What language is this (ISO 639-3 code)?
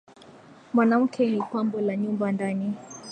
swa